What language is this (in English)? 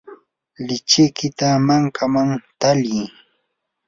Yanahuanca Pasco Quechua